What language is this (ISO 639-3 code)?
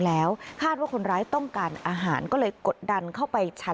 tha